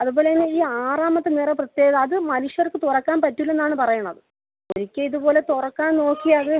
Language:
Malayalam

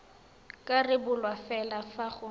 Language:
Tswana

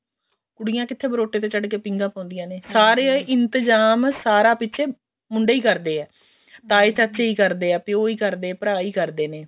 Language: Punjabi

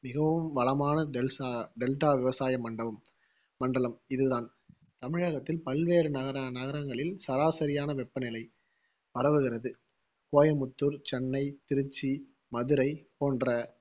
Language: Tamil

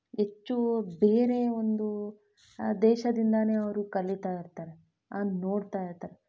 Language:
Kannada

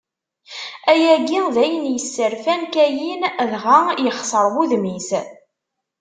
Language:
Kabyle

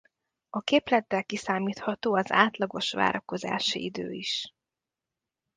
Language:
Hungarian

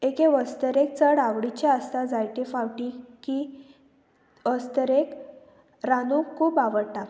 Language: Konkani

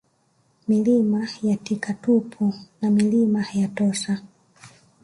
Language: Swahili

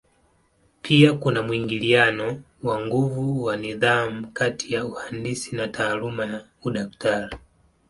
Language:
Swahili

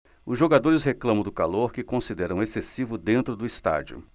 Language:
Portuguese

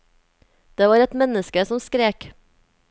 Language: Norwegian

